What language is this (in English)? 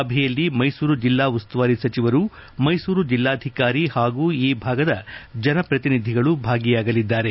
Kannada